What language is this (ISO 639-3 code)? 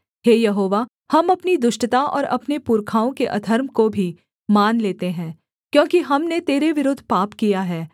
hin